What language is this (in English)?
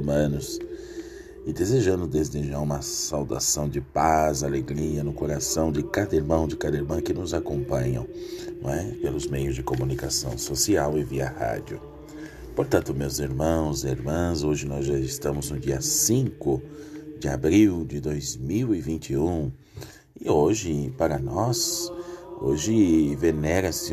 Portuguese